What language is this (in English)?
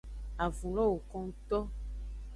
Aja (Benin)